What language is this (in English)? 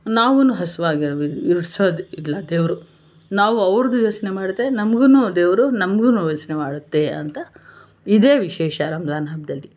Kannada